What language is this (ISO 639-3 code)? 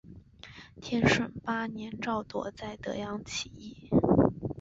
zho